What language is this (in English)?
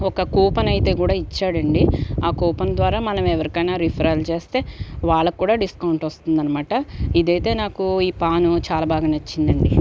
Telugu